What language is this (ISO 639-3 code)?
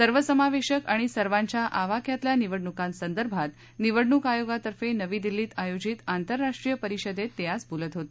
mar